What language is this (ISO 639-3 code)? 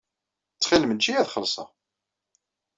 kab